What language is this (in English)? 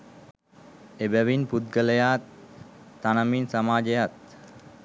Sinhala